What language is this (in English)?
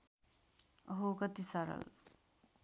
Nepali